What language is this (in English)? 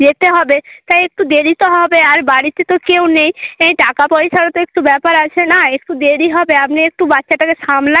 Bangla